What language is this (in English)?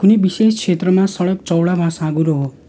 Nepali